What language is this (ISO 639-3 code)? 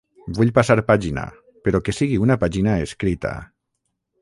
cat